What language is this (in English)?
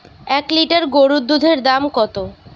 Bangla